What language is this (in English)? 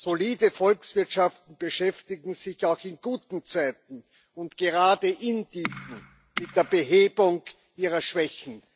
German